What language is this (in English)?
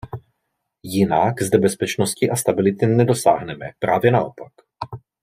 Czech